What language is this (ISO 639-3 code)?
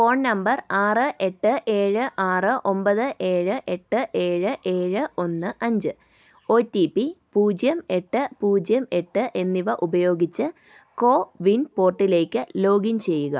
mal